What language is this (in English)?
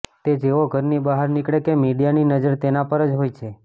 Gujarati